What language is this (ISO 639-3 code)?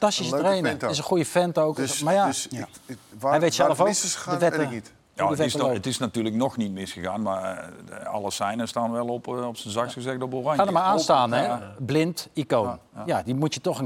nld